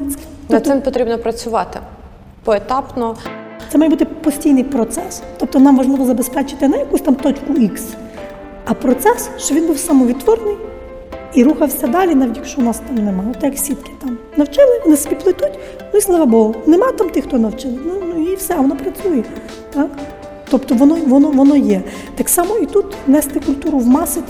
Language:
Ukrainian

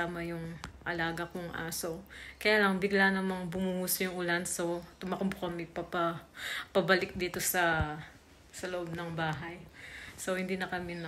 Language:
Filipino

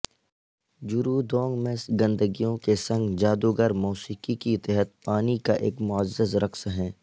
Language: Urdu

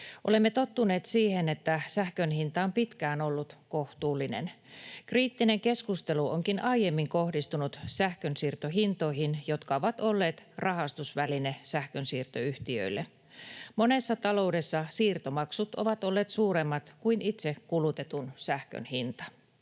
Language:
Finnish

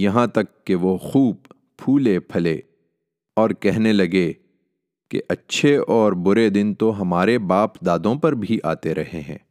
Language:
Urdu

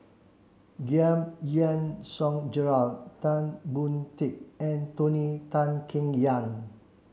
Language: English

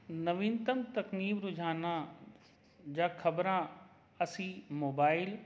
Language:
Punjabi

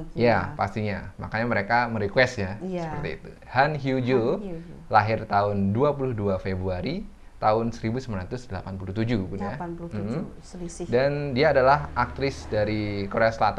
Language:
Indonesian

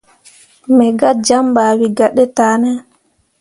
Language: Mundang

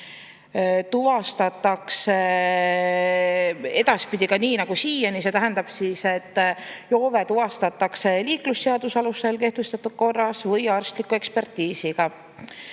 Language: Estonian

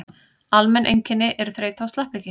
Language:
Icelandic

